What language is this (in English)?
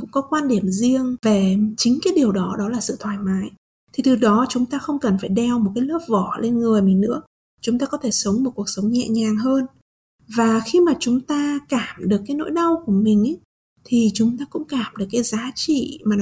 Vietnamese